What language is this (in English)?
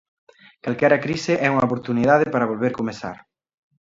Galician